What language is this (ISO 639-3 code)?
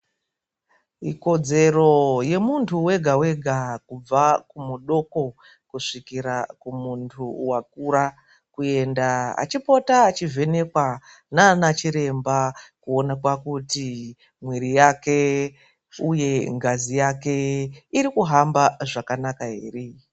ndc